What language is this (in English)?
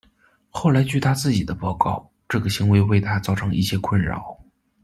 Chinese